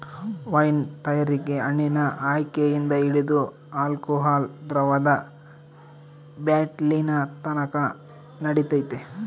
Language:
Kannada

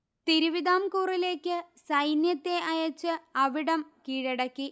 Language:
Malayalam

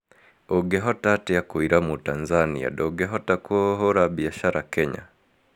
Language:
Kikuyu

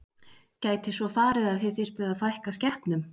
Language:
Icelandic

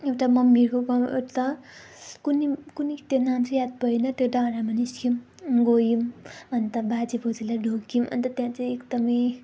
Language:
Nepali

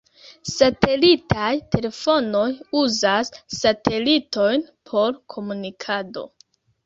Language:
Esperanto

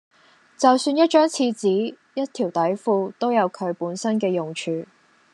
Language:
Cantonese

